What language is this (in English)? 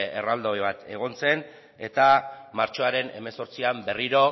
Basque